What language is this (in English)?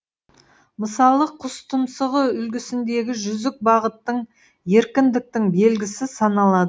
Kazakh